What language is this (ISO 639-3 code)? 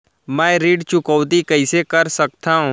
hne